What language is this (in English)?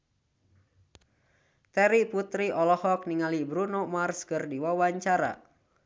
Sundanese